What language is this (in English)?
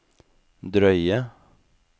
Norwegian